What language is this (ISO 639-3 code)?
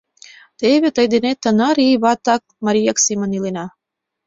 chm